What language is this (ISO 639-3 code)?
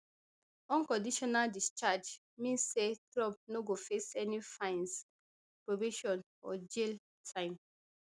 pcm